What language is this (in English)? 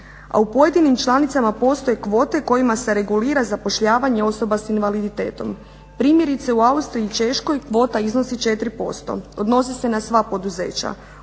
Croatian